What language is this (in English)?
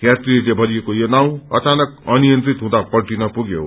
Nepali